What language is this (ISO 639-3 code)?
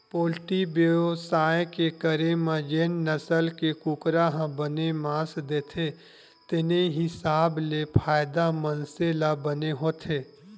hne